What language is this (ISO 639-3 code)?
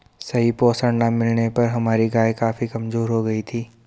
hin